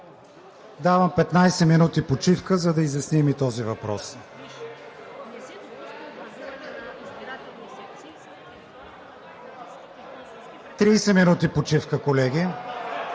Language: Bulgarian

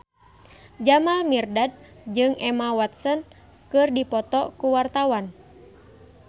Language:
Sundanese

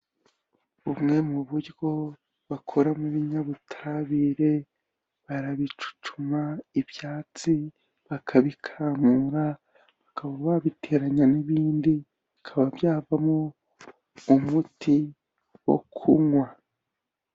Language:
Kinyarwanda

